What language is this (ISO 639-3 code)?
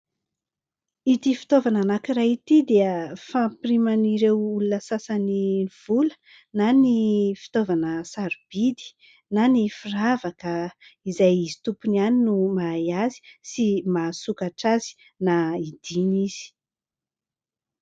mlg